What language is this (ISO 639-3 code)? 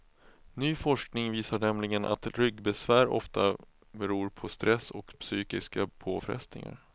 swe